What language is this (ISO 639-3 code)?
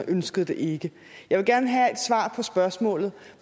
dan